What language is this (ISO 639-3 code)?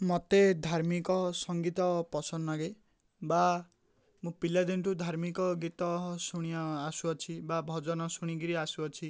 ori